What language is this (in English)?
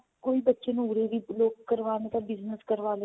Punjabi